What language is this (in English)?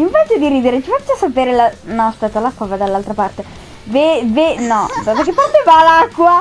Italian